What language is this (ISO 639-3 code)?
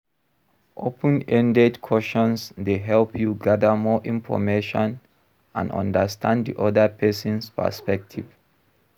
pcm